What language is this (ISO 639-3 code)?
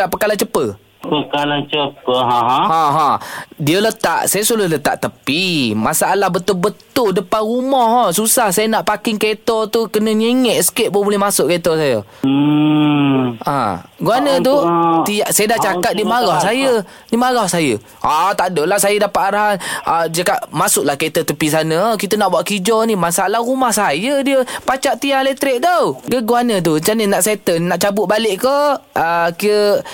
msa